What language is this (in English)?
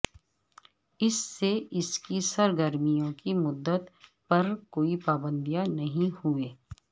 Urdu